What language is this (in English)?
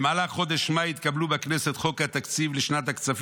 Hebrew